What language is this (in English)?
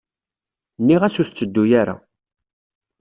Kabyle